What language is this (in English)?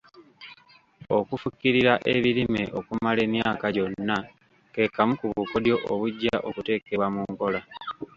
Ganda